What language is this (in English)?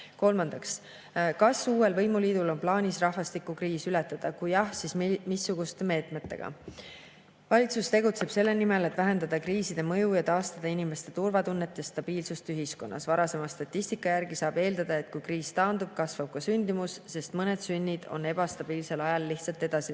Estonian